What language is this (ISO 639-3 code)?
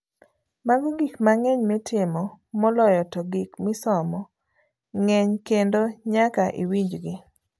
luo